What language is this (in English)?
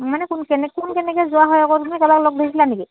Assamese